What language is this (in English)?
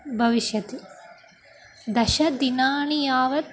Sanskrit